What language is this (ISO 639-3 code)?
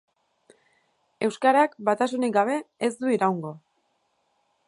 eus